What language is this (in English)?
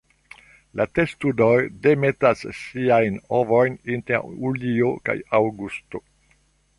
Esperanto